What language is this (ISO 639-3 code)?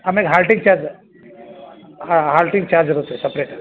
kan